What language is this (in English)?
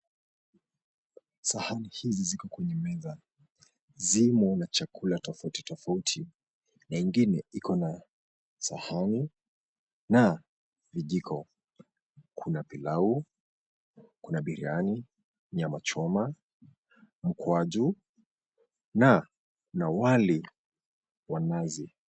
Swahili